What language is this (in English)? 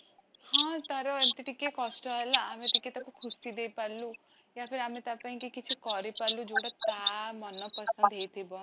Odia